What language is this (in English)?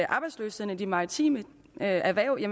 Danish